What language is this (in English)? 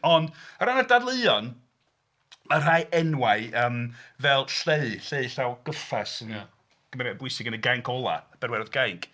Welsh